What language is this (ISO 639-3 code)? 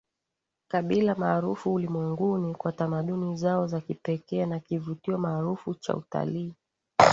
swa